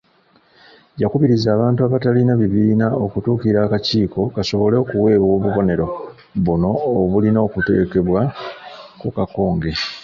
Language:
Ganda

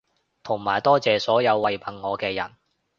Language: Cantonese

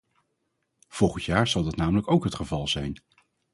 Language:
Dutch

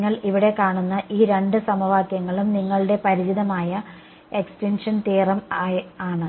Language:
Malayalam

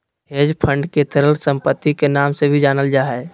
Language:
Magahi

